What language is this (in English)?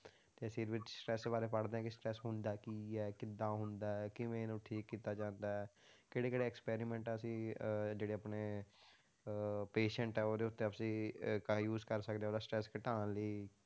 Punjabi